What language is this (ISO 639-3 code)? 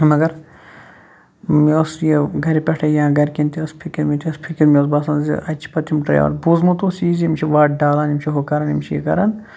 kas